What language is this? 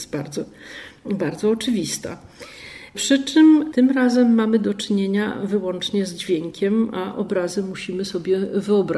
Polish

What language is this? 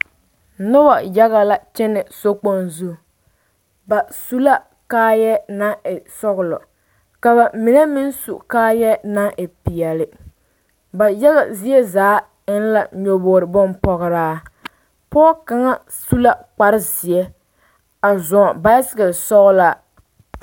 Southern Dagaare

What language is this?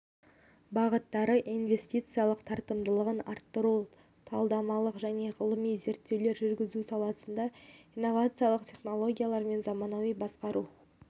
Kazakh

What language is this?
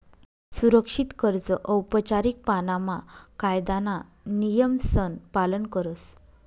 Marathi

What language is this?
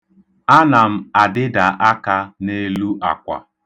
Igbo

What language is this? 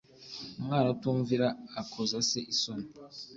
Kinyarwanda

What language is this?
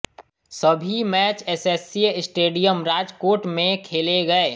Hindi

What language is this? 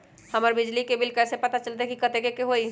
Magahi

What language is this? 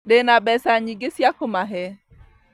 Kikuyu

